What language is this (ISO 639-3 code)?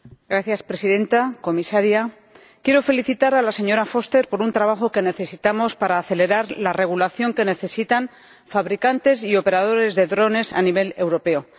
spa